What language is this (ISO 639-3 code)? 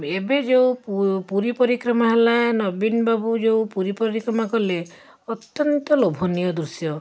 ori